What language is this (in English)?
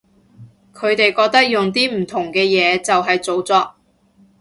Cantonese